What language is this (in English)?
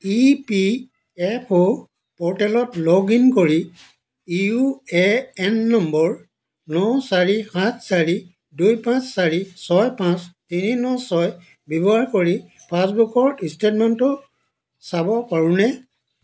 Assamese